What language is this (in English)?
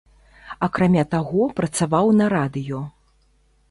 Belarusian